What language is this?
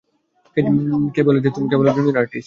Bangla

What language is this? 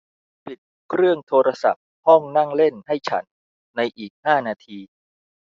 Thai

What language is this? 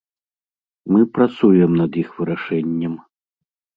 Belarusian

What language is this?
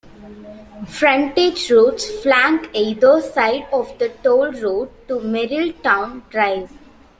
English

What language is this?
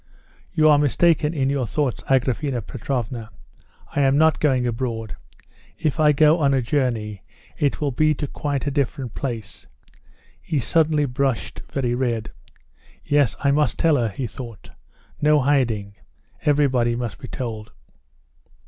English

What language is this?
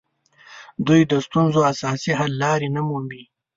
Pashto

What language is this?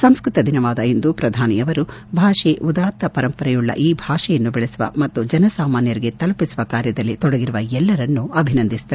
Kannada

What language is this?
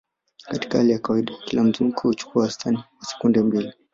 Swahili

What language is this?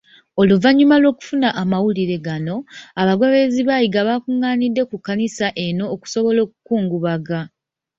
Ganda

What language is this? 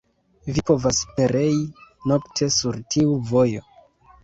Esperanto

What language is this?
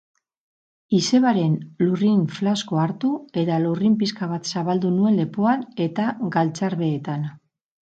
Basque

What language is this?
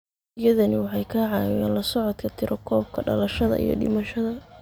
Somali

